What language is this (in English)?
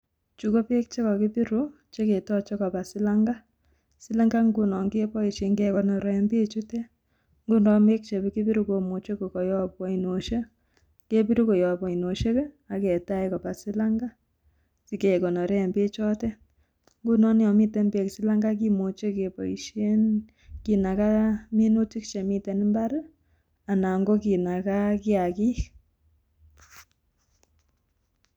Kalenjin